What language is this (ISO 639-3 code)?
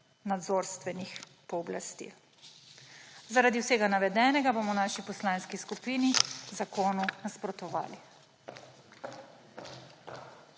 slv